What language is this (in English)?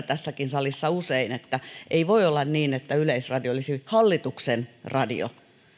Finnish